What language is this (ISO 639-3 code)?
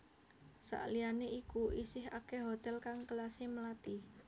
jav